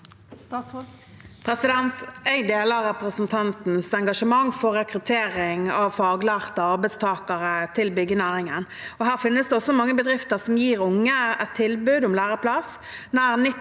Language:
Norwegian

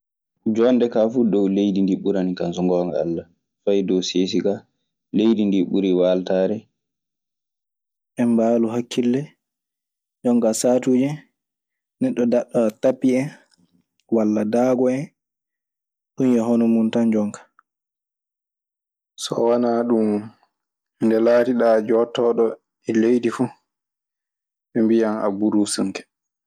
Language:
Maasina Fulfulde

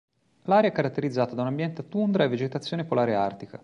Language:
Italian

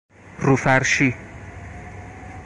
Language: Persian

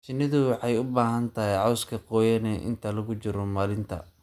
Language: Somali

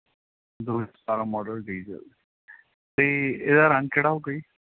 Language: Punjabi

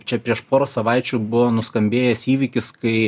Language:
Lithuanian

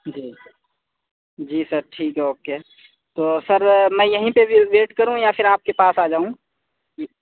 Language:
Urdu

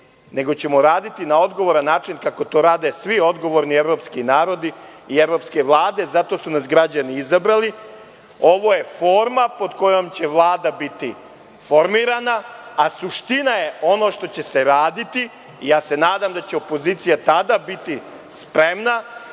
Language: Serbian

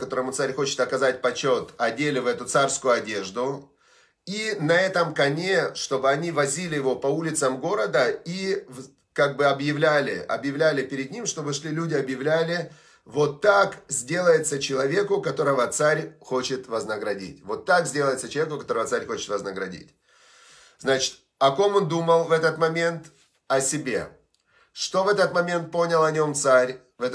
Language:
Russian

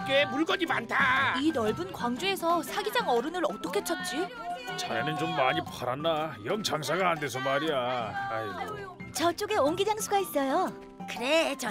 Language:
Korean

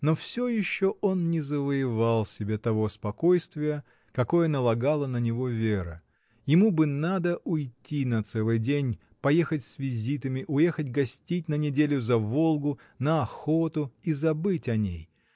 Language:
Russian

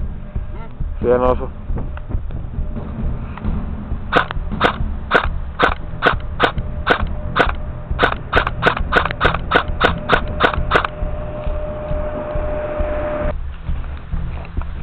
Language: Finnish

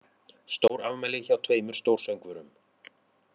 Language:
Icelandic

